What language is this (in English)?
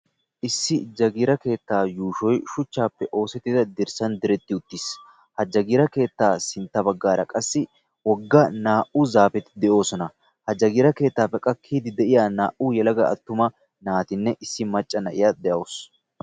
Wolaytta